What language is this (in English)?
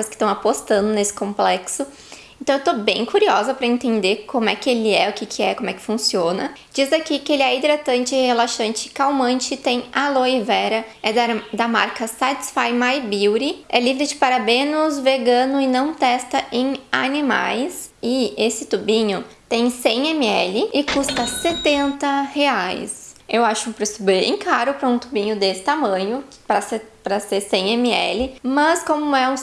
Portuguese